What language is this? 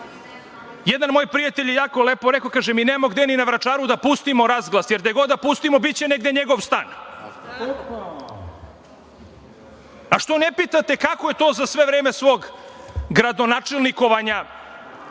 Serbian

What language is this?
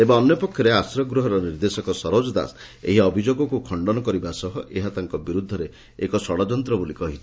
Odia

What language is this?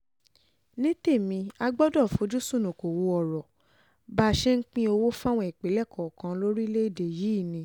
Yoruba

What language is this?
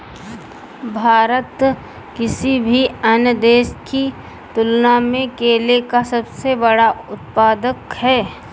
Hindi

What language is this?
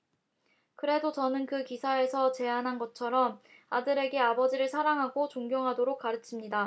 Korean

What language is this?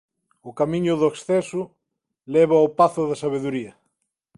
Galician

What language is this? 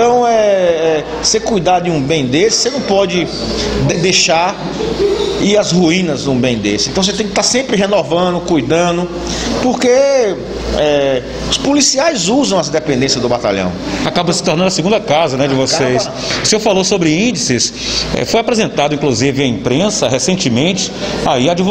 Portuguese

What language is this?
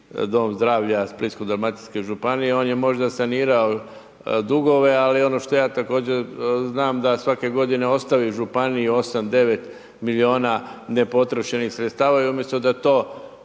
Croatian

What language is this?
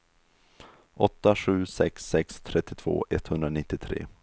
Swedish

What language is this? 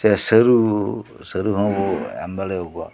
Santali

